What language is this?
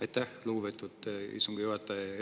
Estonian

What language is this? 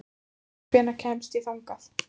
Icelandic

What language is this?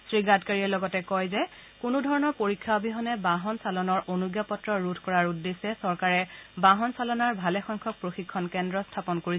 Assamese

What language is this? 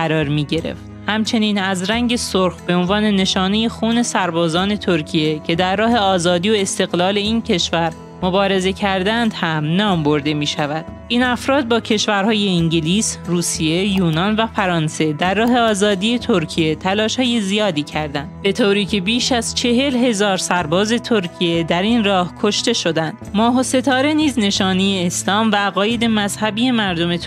Persian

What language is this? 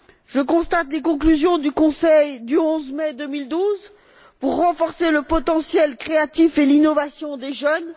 French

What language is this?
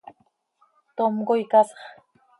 Seri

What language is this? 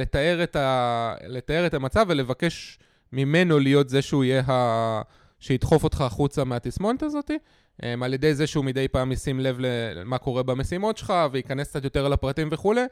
Hebrew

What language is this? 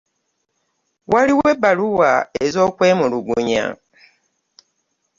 Ganda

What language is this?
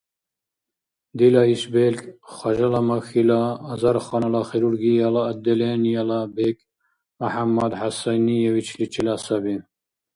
Dargwa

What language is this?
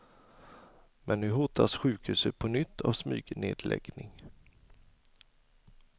Swedish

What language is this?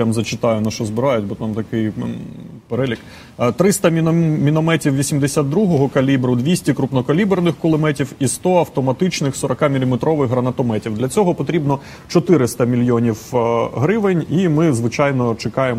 Russian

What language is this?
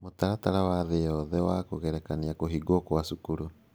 Kikuyu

